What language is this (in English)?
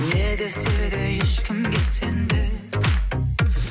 Kazakh